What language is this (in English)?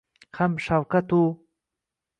Uzbek